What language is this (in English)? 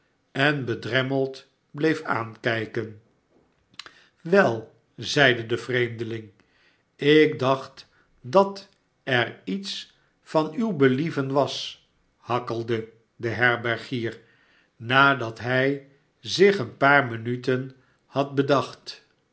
Dutch